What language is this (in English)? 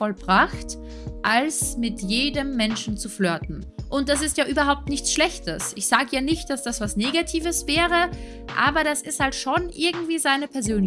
German